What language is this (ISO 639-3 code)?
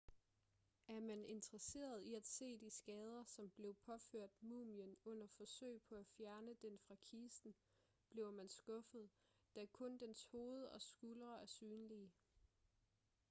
dan